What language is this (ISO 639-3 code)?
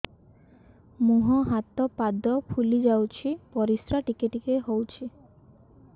ori